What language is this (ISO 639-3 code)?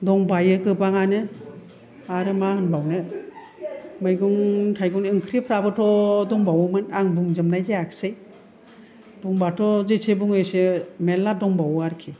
brx